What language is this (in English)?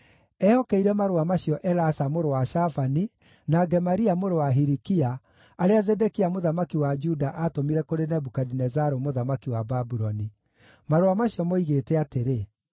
Kikuyu